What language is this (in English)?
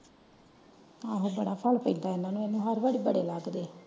Punjabi